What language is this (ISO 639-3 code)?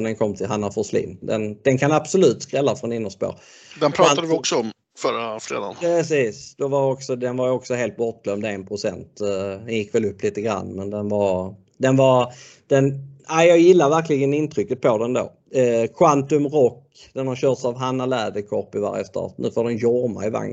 swe